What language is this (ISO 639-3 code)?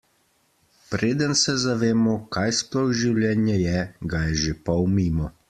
slv